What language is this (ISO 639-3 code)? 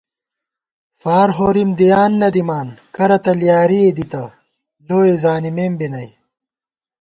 gwt